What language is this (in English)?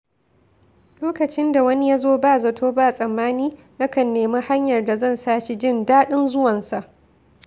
Hausa